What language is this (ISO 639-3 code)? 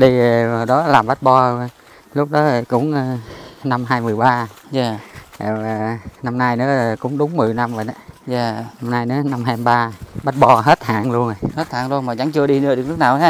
vie